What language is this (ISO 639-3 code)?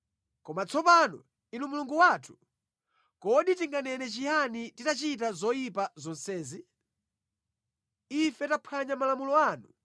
nya